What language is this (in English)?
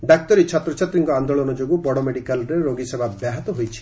Odia